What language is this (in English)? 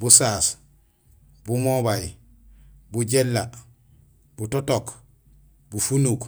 Gusilay